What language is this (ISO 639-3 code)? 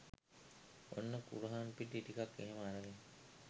sin